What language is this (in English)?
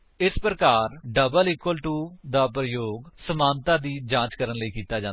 Punjabi